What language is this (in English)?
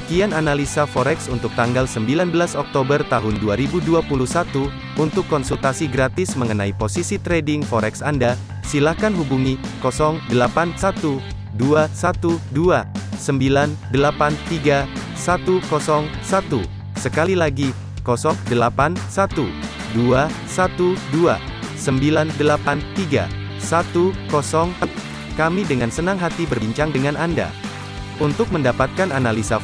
Indonesian